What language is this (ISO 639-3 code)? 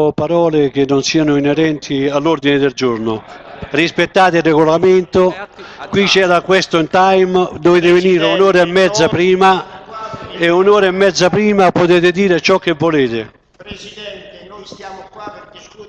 ita